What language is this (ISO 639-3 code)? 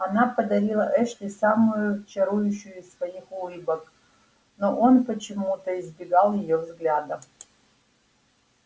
rus